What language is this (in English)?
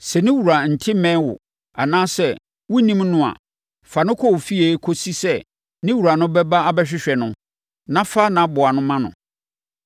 Akan